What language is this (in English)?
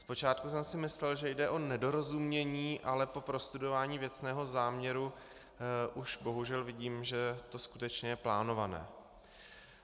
Czech